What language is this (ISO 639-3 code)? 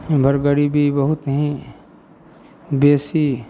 mai